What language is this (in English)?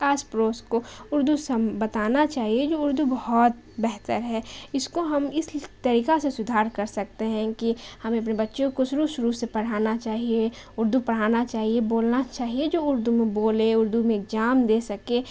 Urdu